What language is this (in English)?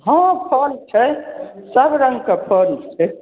Maithili